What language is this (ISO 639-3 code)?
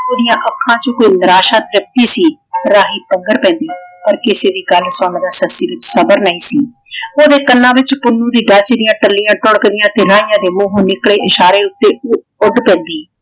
pan